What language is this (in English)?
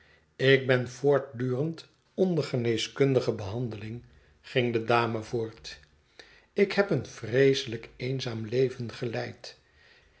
Dutch